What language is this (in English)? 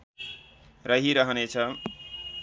Nepali